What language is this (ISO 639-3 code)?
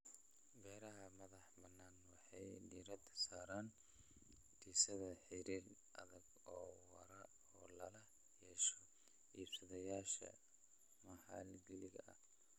som